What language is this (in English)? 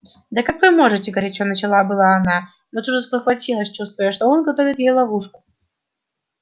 Russian